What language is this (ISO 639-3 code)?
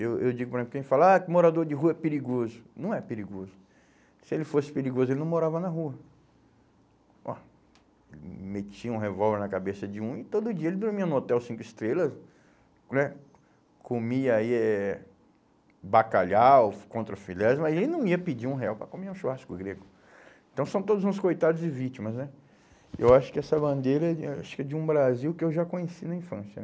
por